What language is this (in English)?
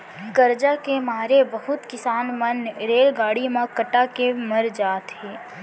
Chhattisgarhi